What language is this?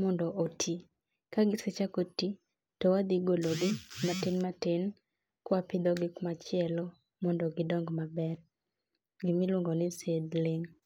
Luo (Kenya and Tanzania)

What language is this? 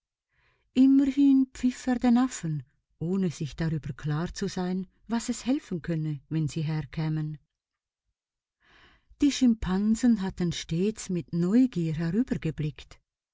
German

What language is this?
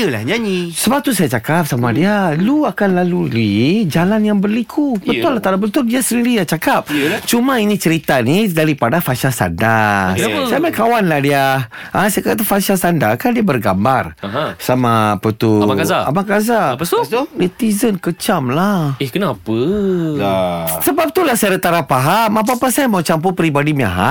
Malay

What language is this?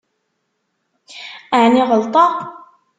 Kabyle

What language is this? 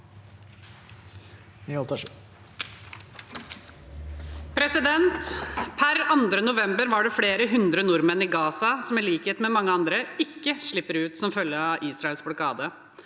Norwegian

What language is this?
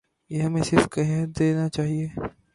Urdu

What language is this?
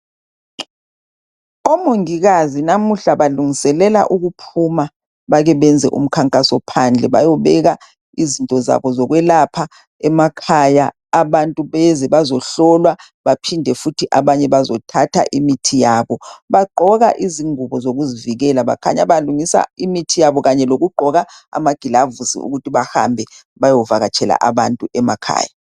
North Ndebele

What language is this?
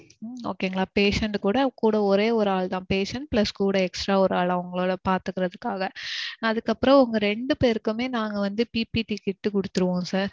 Tamil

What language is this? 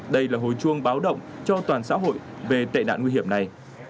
Vietnamese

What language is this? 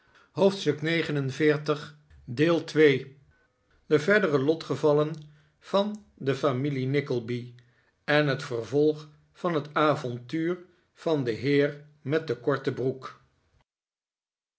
Dutch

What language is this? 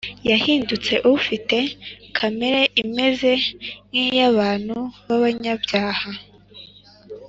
Kinyarwanda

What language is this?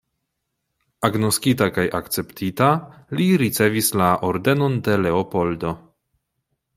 Esperanto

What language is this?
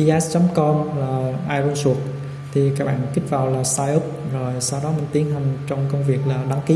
Vietnamese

